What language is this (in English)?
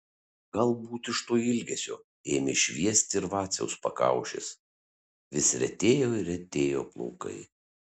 Lithuanian